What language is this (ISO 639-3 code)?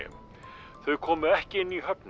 isl